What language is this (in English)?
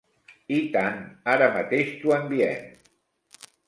Catalan